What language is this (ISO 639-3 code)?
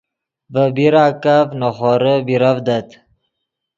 ydg